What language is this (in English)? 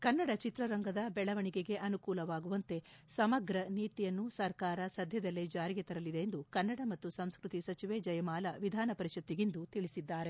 Kannada